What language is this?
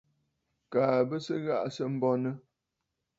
Bafut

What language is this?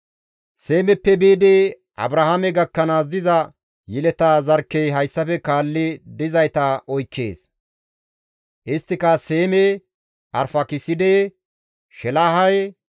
Gamo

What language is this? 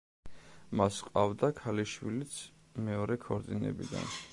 Georgian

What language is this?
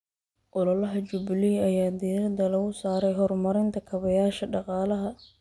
Somali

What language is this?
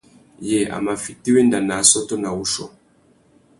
Tuki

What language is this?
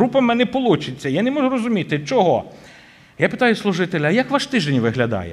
Ukrainian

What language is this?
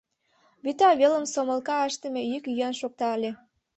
Mari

